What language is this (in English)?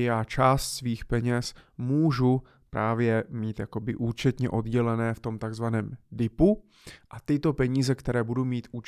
Czech